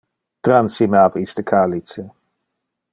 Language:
Interlingua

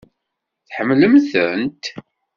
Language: Kabyle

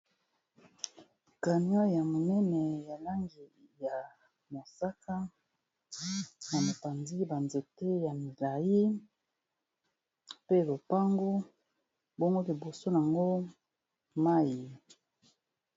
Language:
Lingala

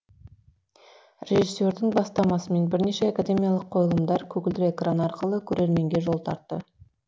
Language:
Kazakh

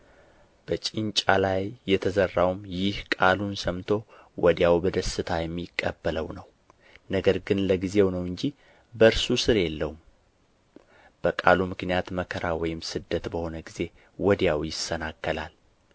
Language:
Amharic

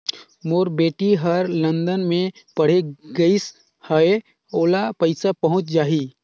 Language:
Chhattisgarhi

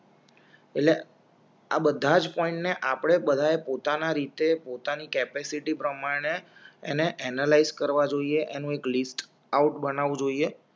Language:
Gujarati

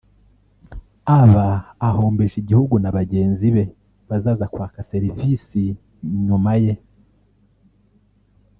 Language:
Kinyarwanda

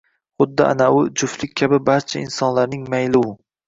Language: Uzbek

